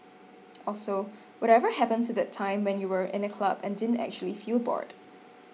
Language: English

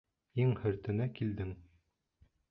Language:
Bashkir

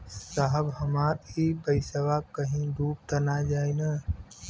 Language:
Bhojpuri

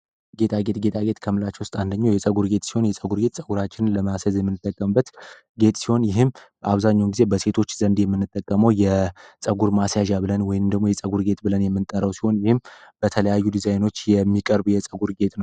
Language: Amharic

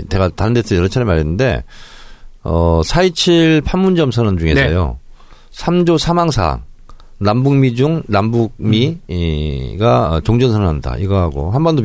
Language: Korean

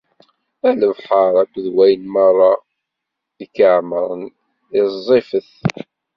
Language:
Kabyle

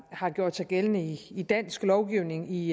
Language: Danish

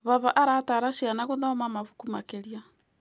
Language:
Kikuyu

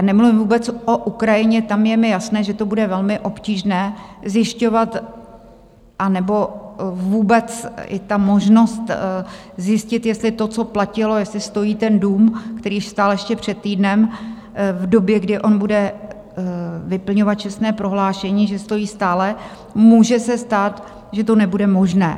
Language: Czech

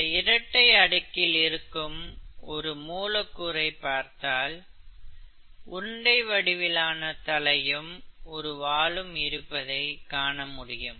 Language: Tamil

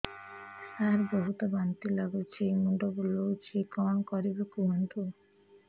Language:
Odia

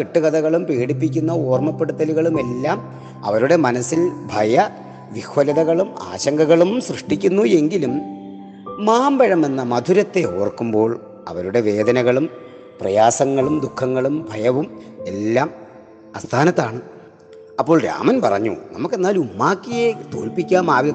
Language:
Malayalam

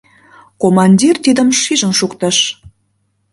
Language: Mari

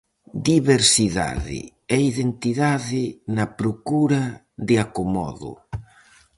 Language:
Galician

